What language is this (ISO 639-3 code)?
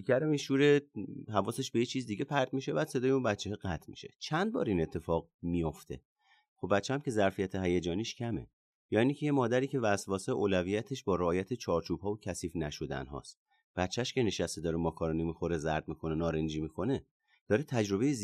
fas